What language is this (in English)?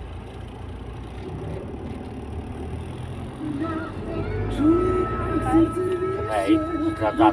Polish